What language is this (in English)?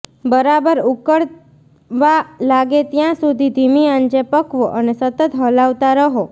Gujarati